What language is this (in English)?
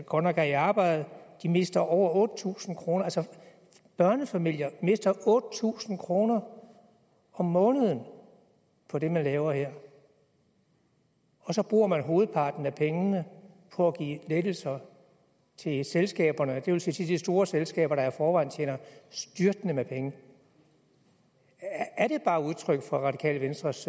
Danish